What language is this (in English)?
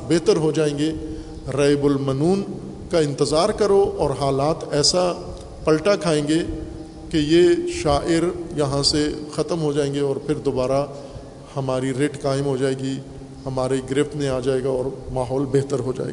Urdu